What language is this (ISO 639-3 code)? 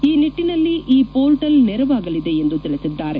kan